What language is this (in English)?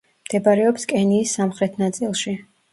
Georgian